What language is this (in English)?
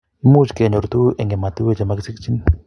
Kalenjin